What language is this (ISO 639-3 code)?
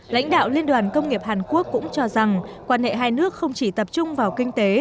vie